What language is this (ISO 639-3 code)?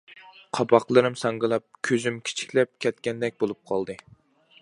uig